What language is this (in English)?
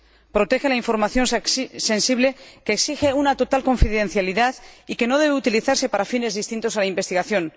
Spanish